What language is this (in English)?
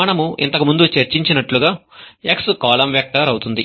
Telugu